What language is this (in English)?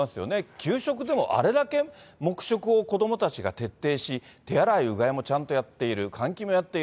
Japanese